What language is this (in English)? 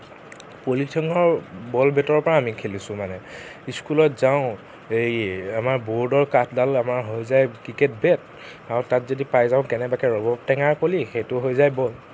Assamese